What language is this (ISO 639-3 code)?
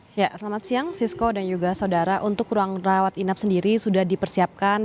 ind